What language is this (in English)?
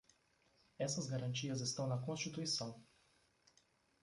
Portuguese